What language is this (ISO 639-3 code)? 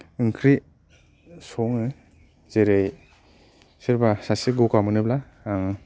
brx